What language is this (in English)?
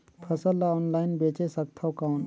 Chhattisgarhi